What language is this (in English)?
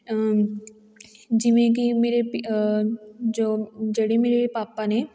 Punjabi